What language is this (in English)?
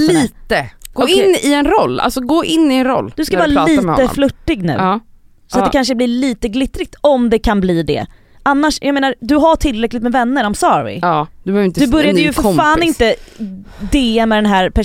Swedish